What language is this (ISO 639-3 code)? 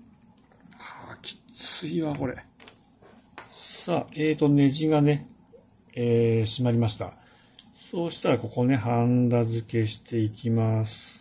jpn